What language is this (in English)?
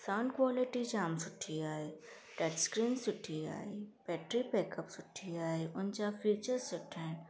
Sindhi